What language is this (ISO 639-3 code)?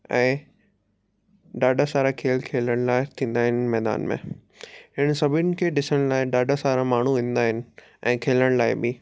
snd